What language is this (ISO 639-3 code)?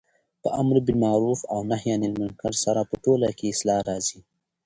pus